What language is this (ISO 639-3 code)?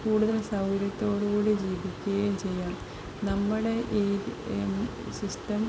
mal